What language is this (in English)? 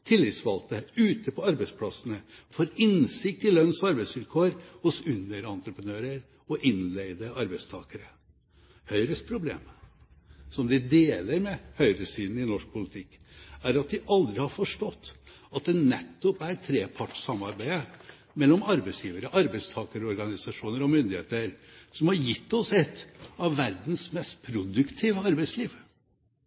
Norwegian Bokmål